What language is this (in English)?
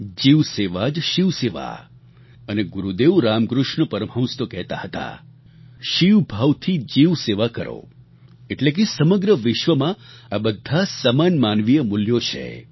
Gujarati